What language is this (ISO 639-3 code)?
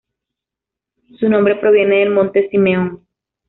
spa